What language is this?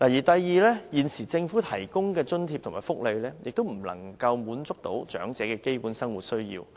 Cantonese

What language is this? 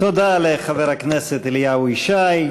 Hebrew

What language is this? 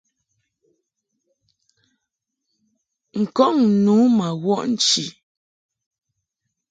Mungaka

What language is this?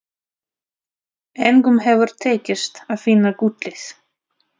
Icelandic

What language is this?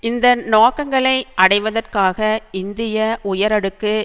Tamil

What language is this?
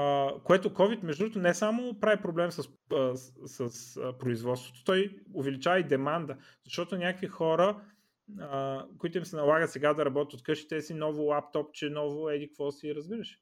Bulgarian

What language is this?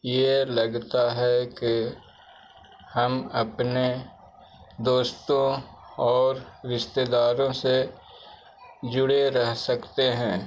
Urdu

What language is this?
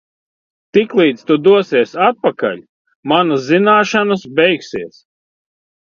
Latvian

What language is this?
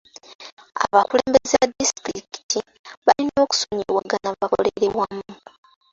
Ganda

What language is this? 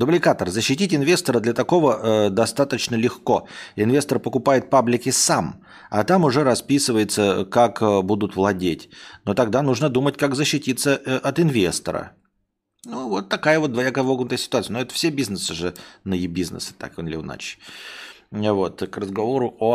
Russian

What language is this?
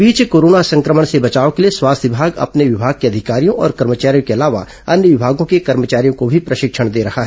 Hindi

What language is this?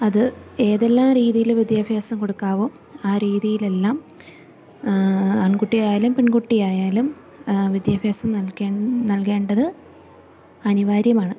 Malayalam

